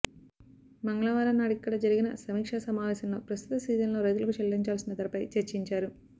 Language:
Telugu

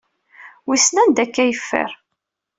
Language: Kabyle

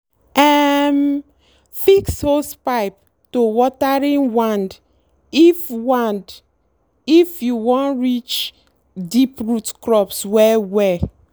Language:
Nigerian Pidgin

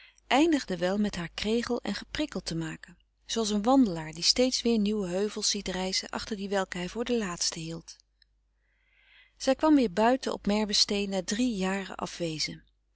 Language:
Dutch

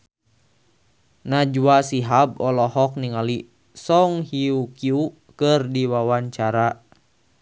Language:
Sundanese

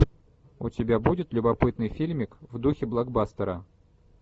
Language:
Russian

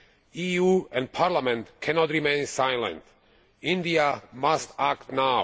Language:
English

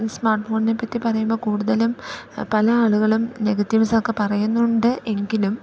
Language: Malayalam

